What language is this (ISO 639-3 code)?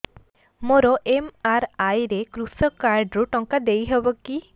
ori